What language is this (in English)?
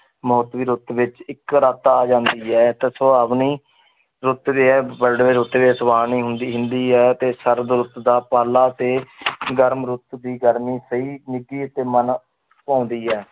Punjabi